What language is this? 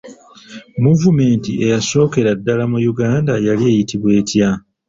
Ganda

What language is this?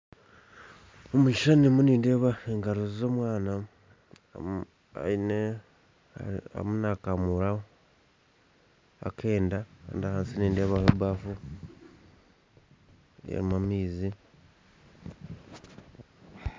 Nyankole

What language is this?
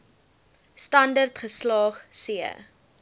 Afrikaans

